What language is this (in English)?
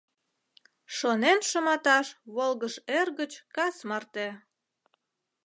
Mari